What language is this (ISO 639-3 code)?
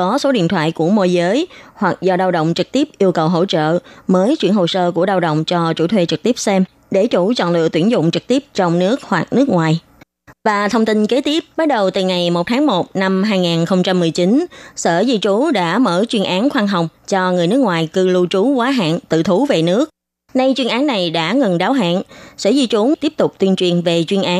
vie